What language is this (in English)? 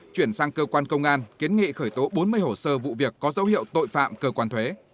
Vietnamese